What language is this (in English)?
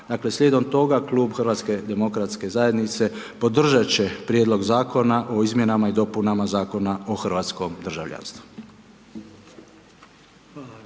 Croatian